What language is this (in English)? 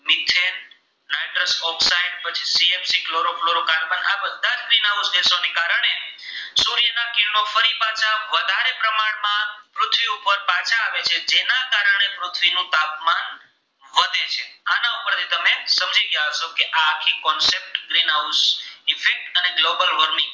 Gujarati